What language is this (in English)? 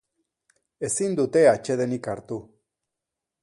Basque